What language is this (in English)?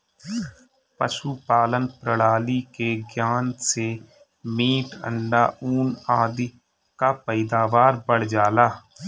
Bhojpuri